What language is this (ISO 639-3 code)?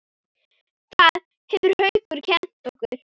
isl